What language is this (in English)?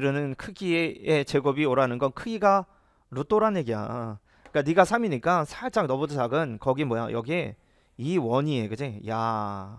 Korean